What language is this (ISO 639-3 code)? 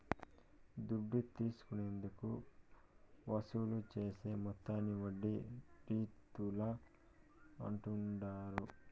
tel